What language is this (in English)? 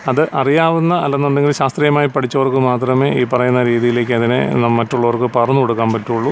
Malayalam